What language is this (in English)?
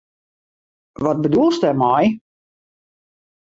Western Frisian